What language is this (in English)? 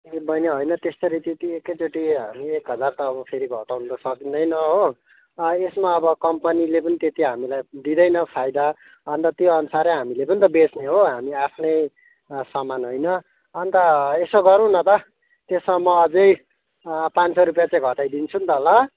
Nepali